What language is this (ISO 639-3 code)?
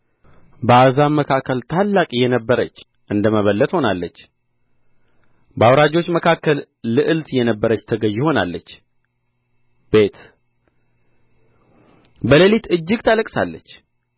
amh